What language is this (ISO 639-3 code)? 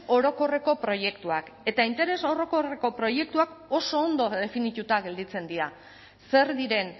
eus